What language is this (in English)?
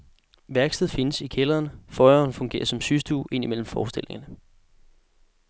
Danish